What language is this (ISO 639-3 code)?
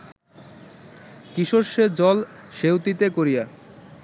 ben